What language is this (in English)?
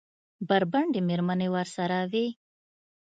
Pashto